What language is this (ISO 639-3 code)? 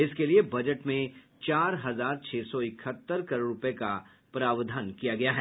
hin